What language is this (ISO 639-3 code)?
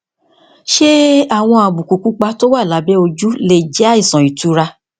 yor